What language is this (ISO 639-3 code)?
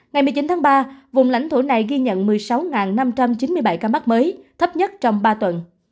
vie